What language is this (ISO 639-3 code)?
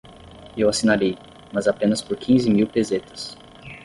por